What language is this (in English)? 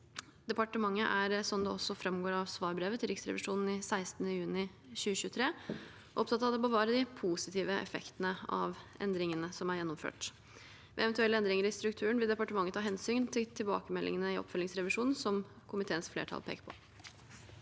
Norwegian